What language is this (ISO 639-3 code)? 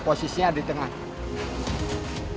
ind